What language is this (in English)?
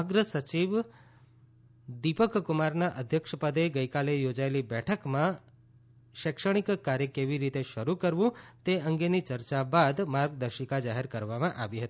Gujarati